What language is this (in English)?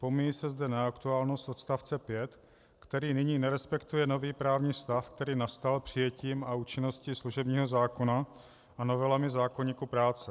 Czech